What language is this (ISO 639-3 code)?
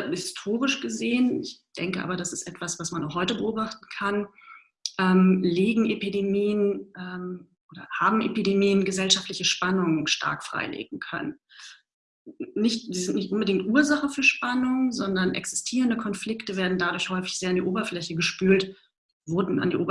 deu